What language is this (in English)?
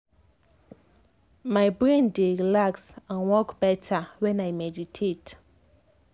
Nigerian Pidgin